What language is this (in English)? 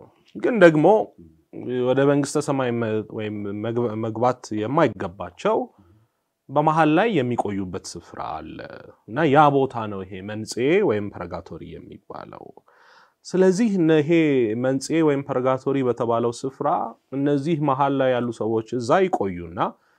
Arabic